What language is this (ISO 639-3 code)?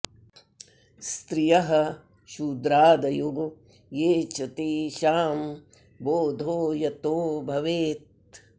san